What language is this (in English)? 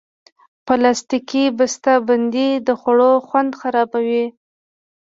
Pashto